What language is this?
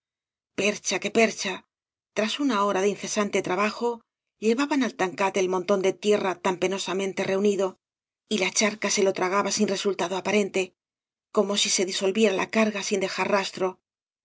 Spanish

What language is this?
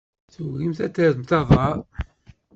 Kabyle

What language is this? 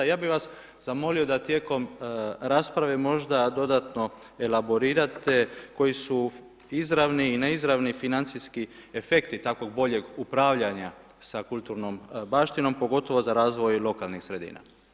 Croatian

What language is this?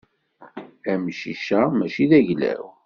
Kabyle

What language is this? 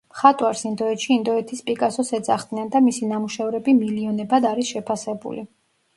Georgian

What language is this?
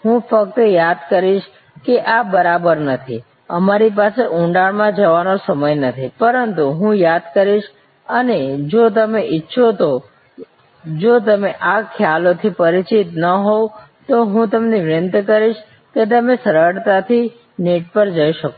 Gujarati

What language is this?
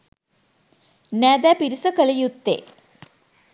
Sinhala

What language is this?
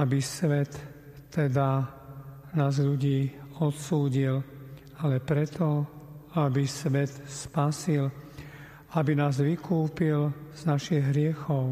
Slovak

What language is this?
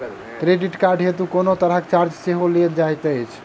Maithili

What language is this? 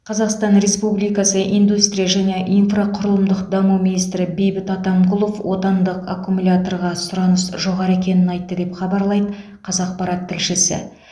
Kazakh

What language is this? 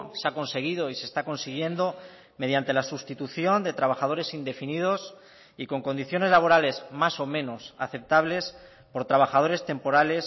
Spanish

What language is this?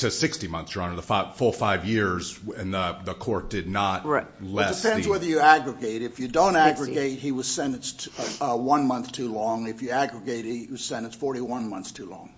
English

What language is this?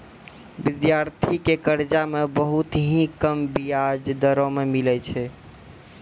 Maithili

